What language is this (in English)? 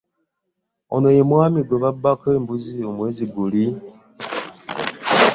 Ganda